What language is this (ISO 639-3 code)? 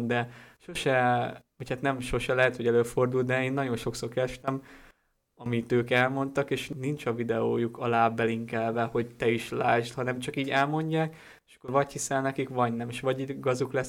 hun